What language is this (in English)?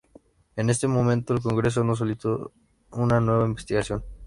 Spanish